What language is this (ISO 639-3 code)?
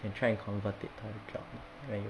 eng